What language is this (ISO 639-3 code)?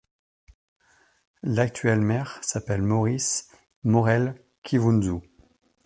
fra